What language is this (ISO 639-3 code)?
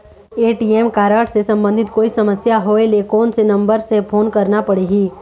hne